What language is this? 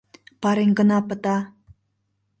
Mari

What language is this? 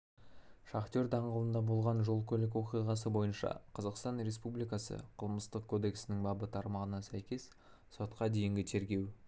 Kazakh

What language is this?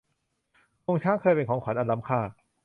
Thai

